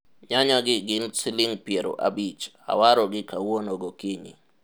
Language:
Luo (Kenya and Tanzania)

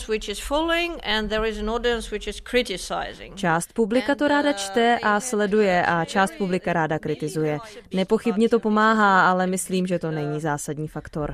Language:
Czech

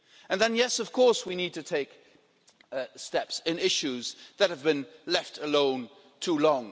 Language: English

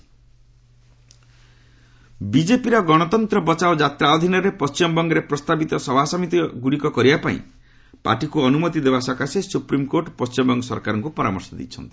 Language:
Odia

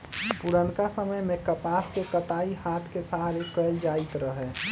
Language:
Magahi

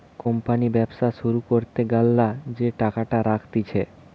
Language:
Bangla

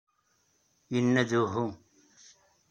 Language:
Kabyle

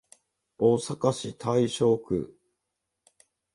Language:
Japanese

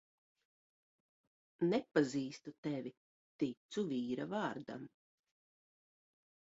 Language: Latvian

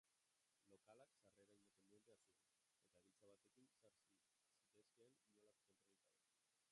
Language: Basque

